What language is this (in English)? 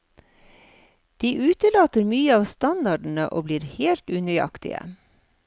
Norwegian